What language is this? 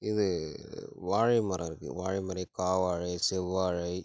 Tamil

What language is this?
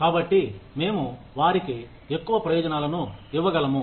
Telugu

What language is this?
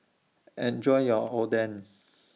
English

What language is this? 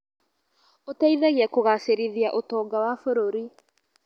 Kikuyu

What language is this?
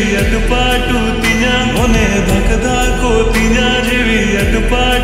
Arabic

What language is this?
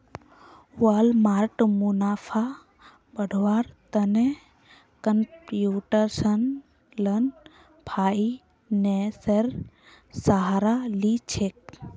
Magahi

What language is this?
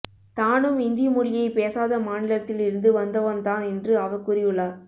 Tamil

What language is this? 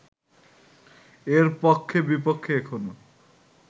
Bangla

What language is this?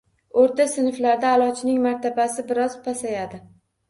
Uzbek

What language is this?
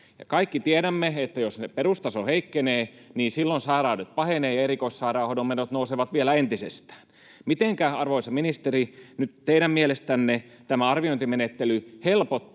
Finnish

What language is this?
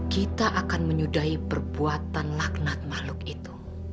Indonesian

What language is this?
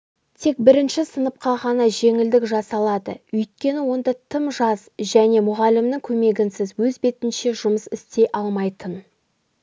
Kazakh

